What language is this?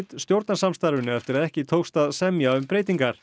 Icelandic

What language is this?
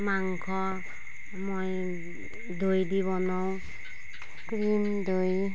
Assamese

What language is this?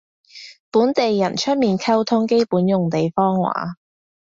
Cantonese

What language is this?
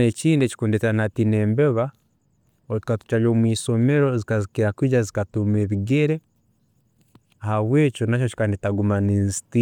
Tooro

